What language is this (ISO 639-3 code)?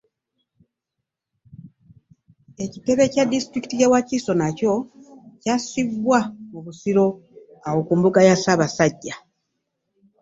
lug